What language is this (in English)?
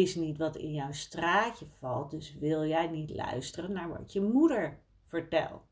Dutch